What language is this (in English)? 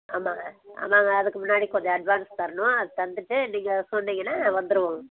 Tamil